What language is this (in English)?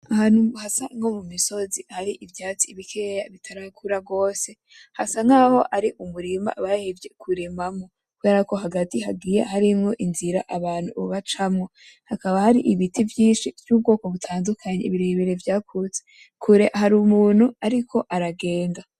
Rundi